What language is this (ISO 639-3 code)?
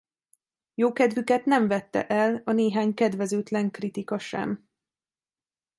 hun